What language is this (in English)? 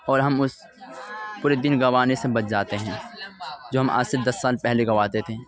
Urdu